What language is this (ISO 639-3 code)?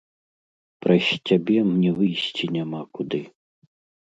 bel